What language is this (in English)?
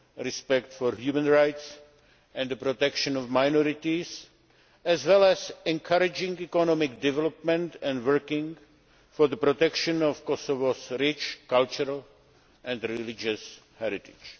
English